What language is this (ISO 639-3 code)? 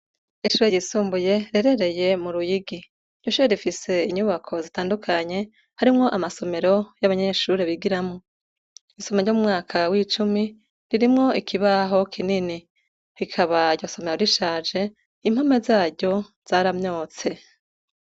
run